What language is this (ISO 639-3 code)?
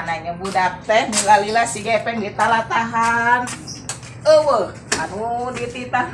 ind